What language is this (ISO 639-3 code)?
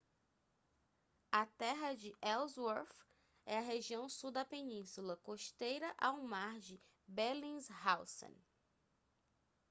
por